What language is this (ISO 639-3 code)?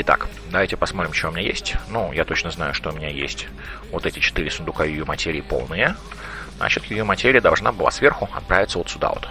rus